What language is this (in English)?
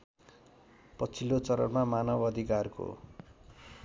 Nepali